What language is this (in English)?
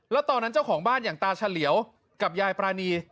Thai